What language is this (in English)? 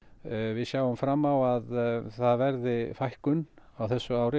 Icelandic